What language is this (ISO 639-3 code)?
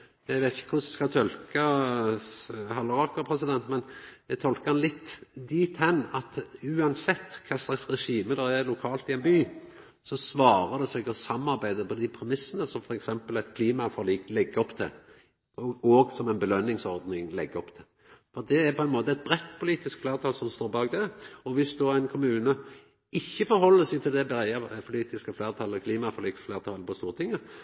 nno